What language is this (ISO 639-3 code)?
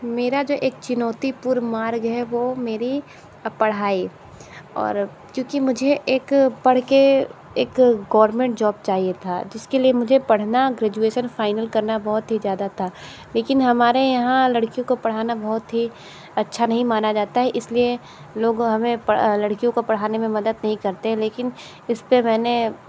hin